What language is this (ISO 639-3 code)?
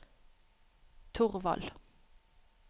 nor